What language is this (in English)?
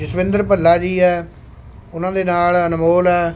Punjabi